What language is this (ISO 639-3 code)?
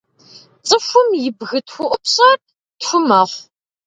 kbd